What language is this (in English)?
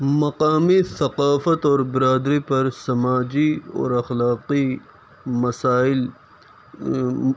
Urdu